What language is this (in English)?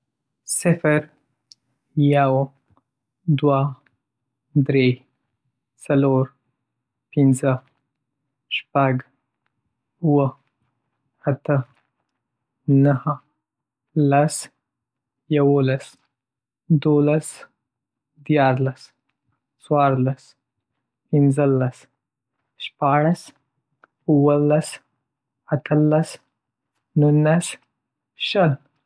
Pashto